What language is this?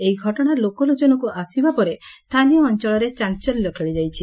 Odia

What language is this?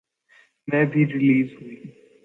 Urdu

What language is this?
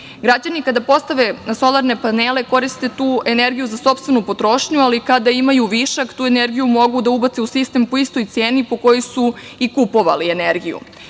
Serbian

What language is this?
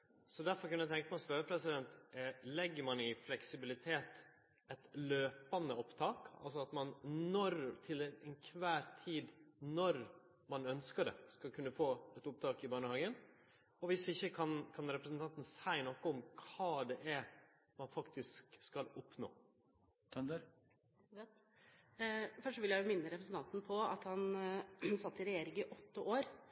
Norwegian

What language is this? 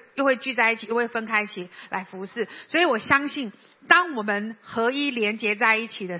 Chinese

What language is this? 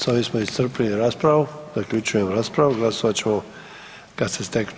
Croatian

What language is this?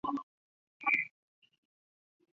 Chinese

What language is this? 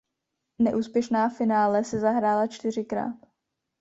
Czech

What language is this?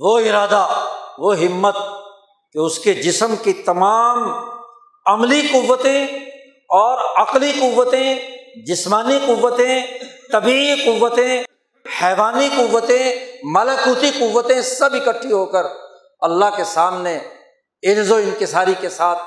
Urdu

